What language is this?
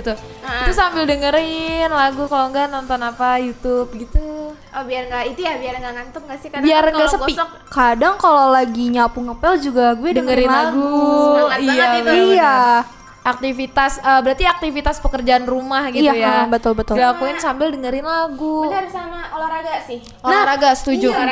Indonesian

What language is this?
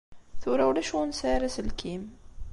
Kabyle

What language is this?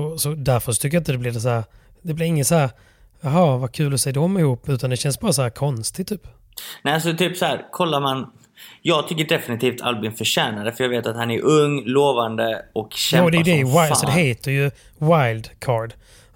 Swedish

